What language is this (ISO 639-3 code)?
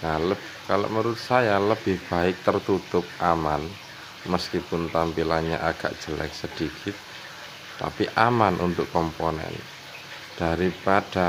ind